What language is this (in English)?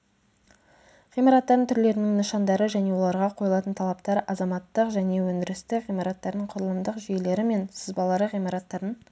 Kazakh